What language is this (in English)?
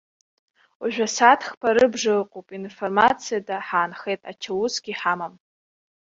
Abkhazian